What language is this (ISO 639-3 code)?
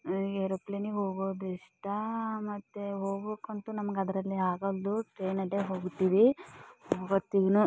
kan